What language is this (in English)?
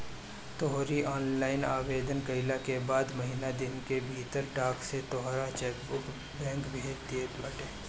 Bhojpuri